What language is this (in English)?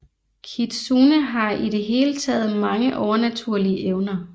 Danish